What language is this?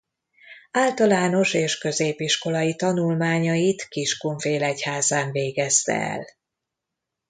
Hungarian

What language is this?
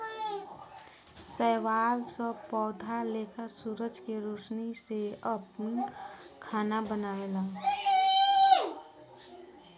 Bhojpuri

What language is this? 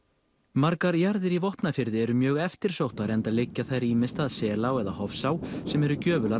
Icelandic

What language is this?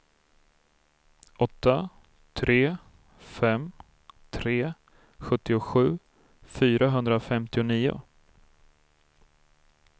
Swedish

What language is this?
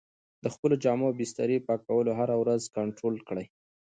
Pashto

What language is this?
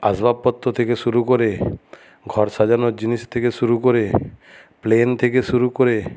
Bangla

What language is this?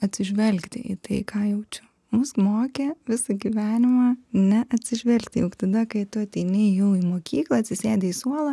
Lithuanian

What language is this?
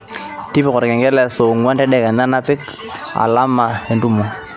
Masai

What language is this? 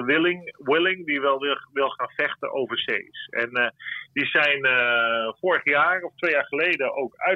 Dutch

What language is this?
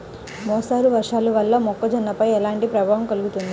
Telugu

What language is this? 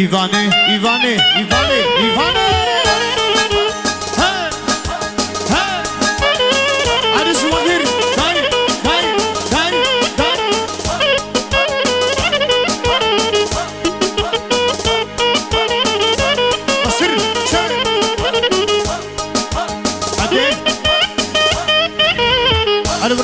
Romanian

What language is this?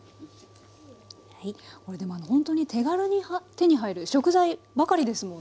Japanese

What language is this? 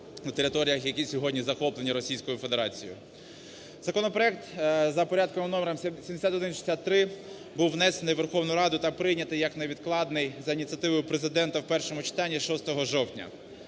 Ukrainian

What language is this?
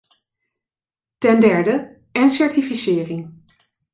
Dutch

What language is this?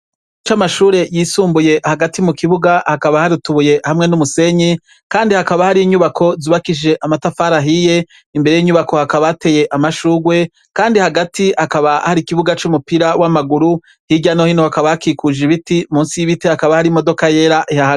Rundi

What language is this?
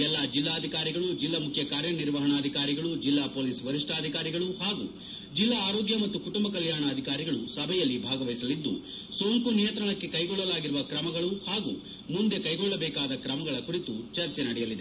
Kannada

